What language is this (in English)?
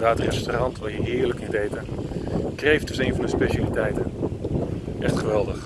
Dutch